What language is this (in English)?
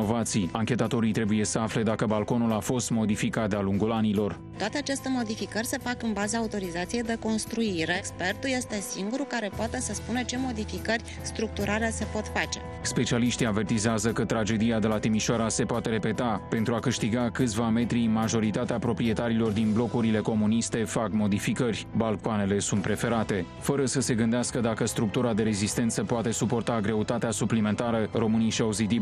Romanian